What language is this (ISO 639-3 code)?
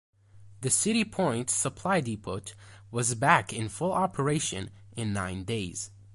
eng